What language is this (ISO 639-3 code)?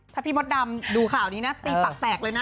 tha